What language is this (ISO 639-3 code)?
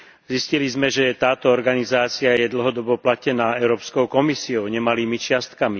slk